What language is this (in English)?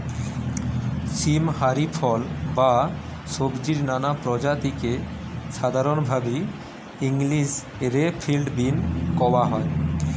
Bangla